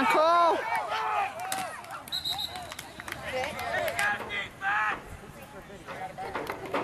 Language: English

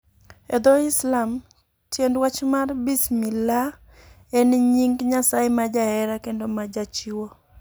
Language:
Luo (Kenya and Tanzania)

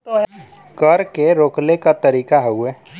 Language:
Bhojpuri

